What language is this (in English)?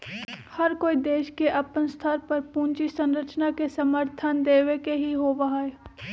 Magahi